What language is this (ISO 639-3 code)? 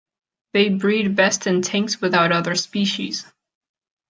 eng